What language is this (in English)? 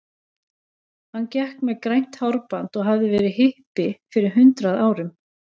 Icelandic